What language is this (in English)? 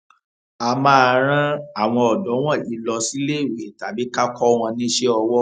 Yoruba